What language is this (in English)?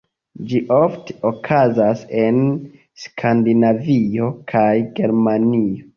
Esperanto